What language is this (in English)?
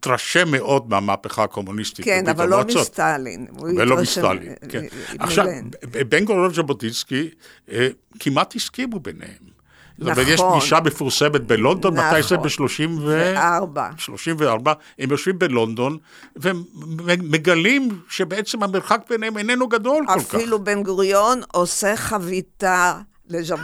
Hebrew